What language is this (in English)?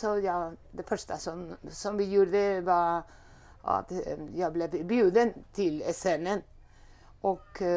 Swedish